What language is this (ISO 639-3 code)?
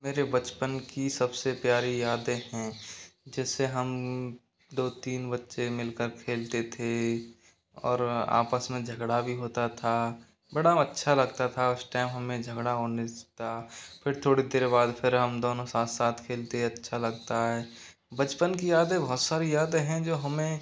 hin